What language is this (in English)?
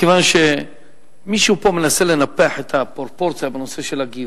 Hebrew